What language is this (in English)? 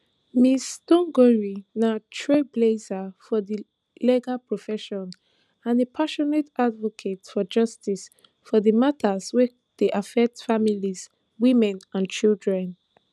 Nigerian Pidgin